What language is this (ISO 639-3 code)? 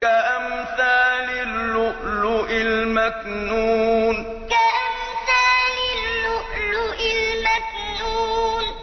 ara